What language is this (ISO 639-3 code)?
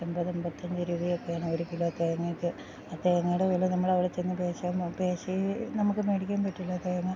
mal